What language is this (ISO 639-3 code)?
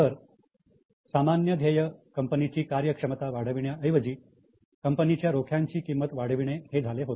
mar